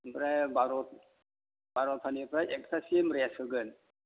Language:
Bodo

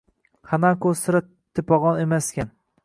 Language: Uzbek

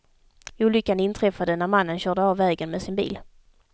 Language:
Swedish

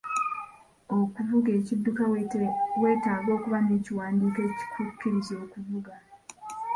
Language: Ganda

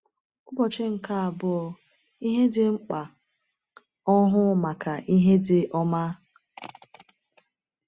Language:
Igbo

